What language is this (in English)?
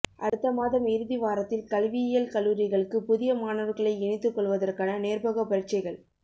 Tamil